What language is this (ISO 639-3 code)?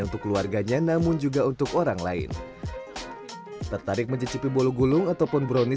ind